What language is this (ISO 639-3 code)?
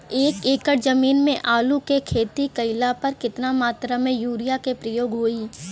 bho